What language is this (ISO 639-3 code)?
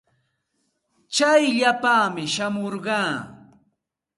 qxt